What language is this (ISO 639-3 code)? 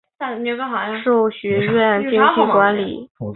zho